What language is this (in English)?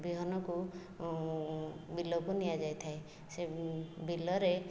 Odia